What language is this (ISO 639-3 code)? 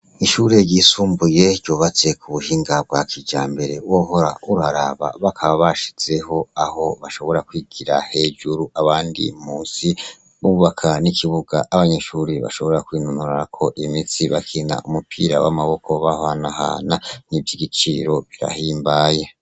run